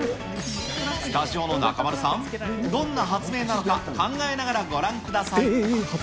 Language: Japanese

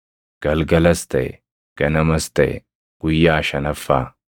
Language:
Oromo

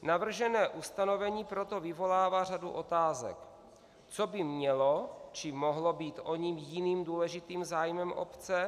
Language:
Czech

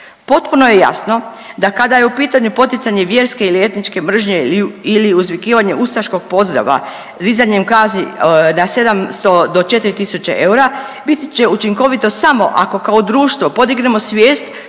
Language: Croatian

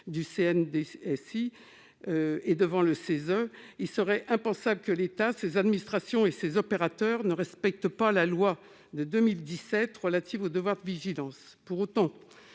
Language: French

